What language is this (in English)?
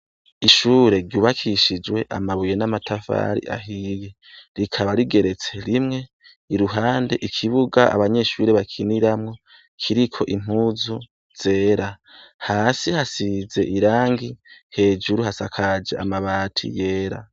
Rundi